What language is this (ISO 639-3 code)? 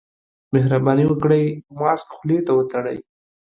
pus